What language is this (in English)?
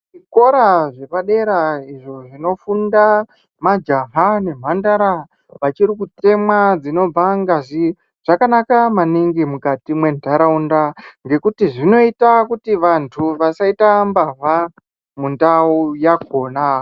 Ndau